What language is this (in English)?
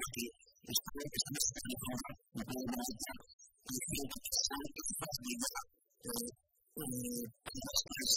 Greek